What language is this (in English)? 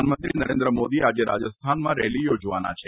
Gujarati